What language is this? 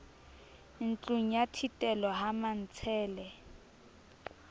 Southern Sotho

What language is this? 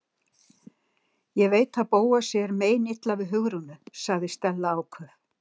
Icelandic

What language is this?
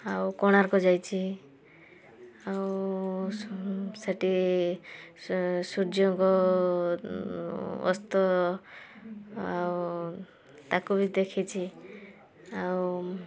Odia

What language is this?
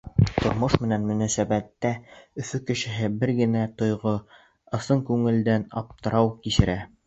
Bashkir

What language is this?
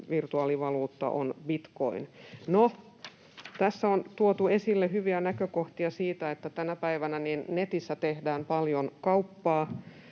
Finnish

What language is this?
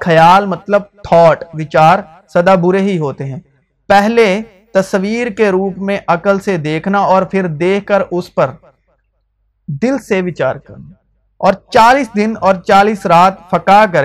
Urdu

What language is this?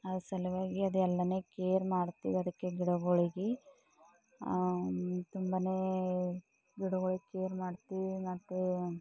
Kannada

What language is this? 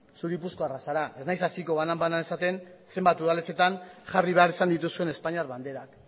Basque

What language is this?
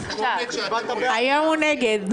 Hebrew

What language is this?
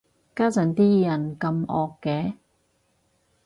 Cantonese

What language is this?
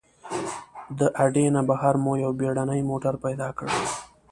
Pashto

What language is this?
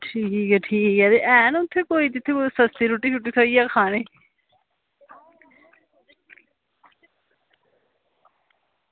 Dogri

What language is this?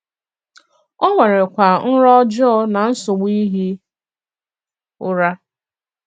Igbo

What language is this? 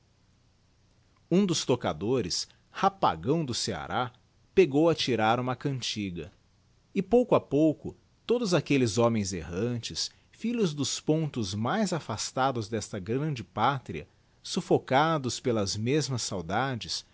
Portuguese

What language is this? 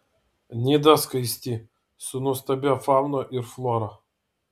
Lithuanian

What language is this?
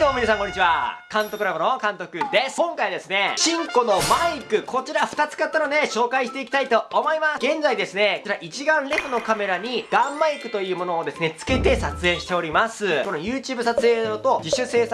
Japanese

